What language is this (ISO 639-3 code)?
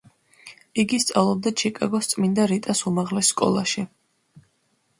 kat